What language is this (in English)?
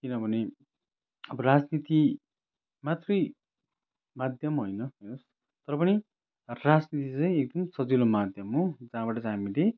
Nepali